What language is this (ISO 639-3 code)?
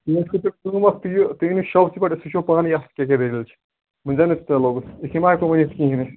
kas